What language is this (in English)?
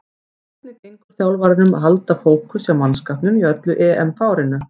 Icelandic